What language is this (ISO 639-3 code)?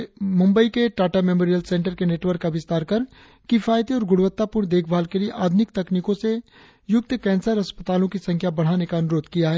hin